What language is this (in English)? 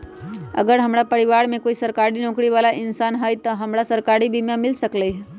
Magahi